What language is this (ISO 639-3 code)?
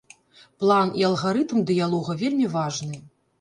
bel